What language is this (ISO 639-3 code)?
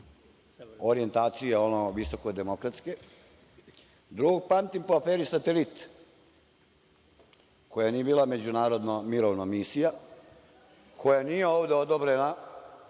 srp